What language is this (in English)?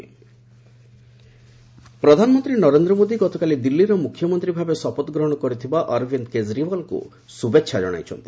Odia